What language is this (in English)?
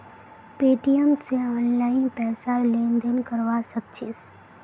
Magahi